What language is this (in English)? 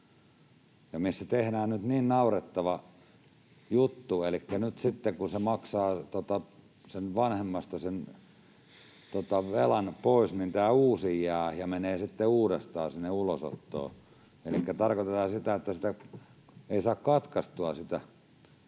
Finnish